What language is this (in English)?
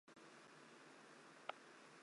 Chinese